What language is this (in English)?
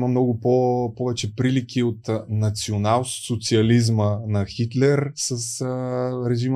Bulgarian